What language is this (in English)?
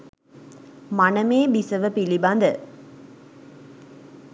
Sinhala